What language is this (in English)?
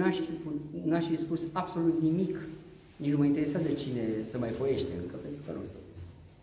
Romanian